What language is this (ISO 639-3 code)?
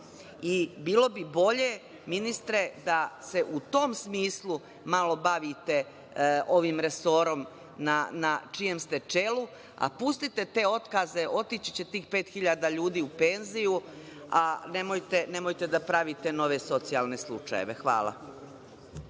srp